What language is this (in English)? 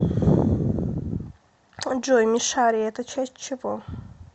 Russian